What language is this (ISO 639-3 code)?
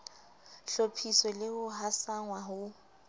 sot